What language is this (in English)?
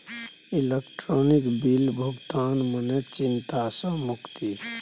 Maithili